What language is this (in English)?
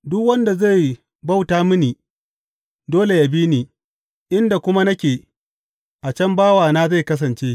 Hausa